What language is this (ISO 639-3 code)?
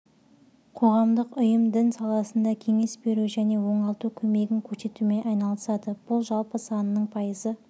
kaz